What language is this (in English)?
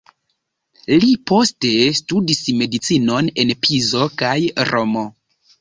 Esperanto